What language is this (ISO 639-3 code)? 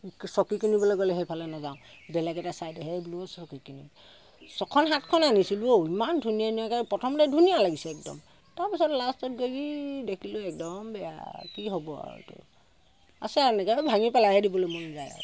asm